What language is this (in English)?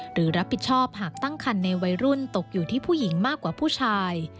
Thai